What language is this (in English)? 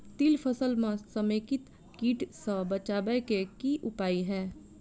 Maithili